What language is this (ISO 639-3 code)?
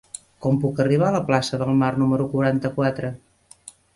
cat